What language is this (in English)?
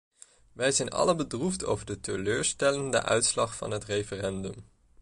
Dutch